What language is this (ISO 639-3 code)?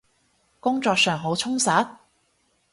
yue